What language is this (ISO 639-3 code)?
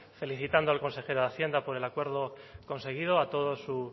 spa